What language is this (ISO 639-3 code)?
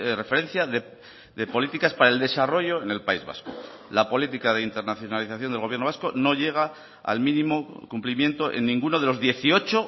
spa